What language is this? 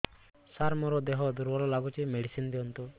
Odia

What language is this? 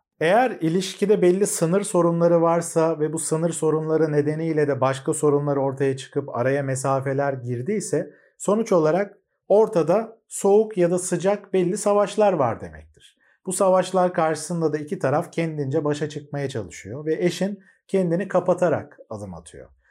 Turkish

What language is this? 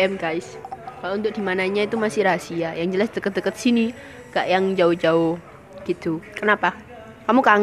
Indonesian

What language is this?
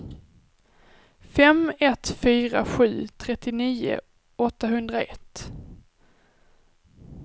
Swedish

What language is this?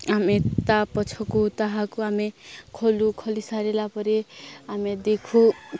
Odia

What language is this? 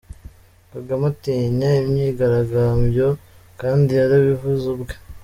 Kinyarwanda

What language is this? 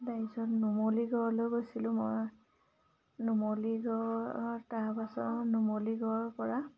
Assamese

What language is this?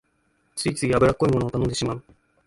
Japanese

